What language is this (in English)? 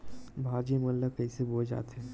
Chhattisgarhi